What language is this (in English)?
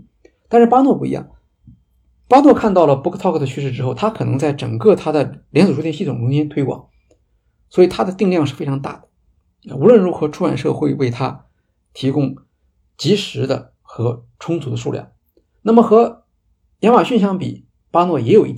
Chinese